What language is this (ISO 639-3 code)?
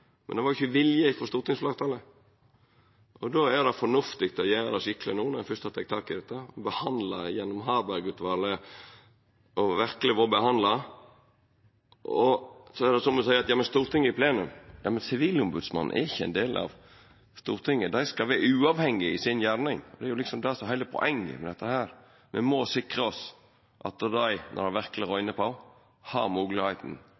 nor